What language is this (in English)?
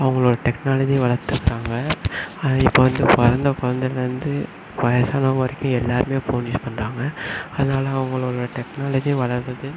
Tamil